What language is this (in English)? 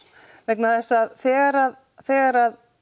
Icelandic